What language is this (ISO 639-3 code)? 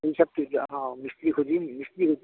asm